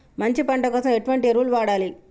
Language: Telugu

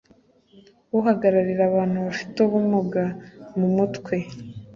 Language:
Kinyarwanda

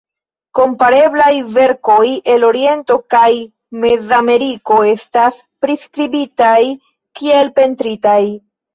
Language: Esperanto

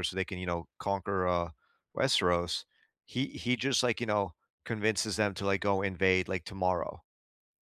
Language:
English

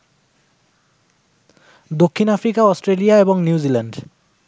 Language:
Bangla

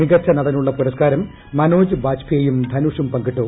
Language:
Malayalam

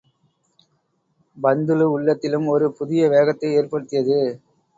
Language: Tamil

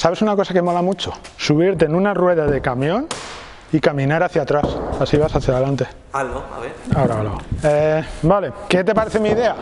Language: Spanish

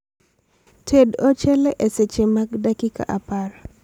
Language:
Luo (Kenya and Tanzania)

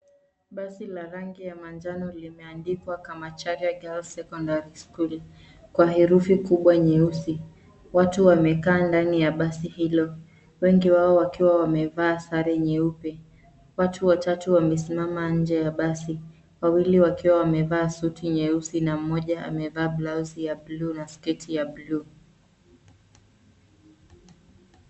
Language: Swahili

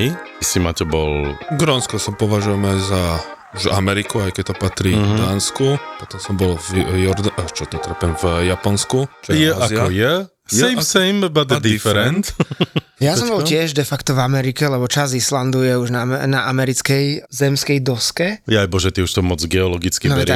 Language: Slovak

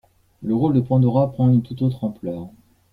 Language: French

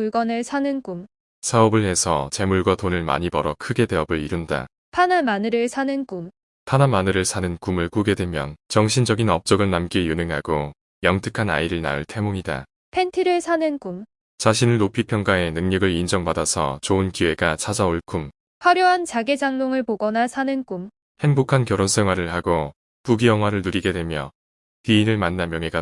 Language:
Korean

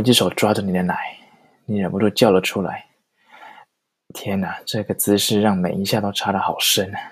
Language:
Chinese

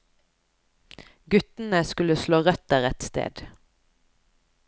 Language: Norwegian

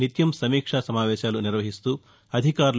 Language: Telugu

